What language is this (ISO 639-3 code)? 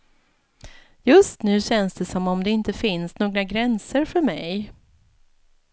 swe